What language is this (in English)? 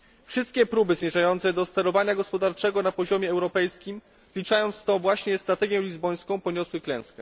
Polish